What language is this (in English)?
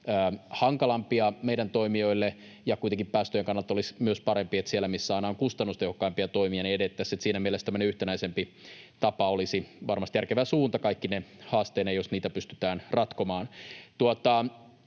Finnish